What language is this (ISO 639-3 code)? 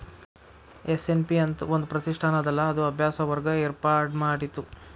kan